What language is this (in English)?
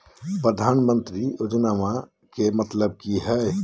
Magahi